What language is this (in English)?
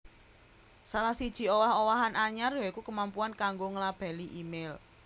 Javanese